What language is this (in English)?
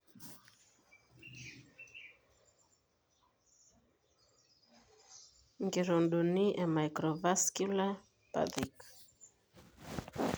Masai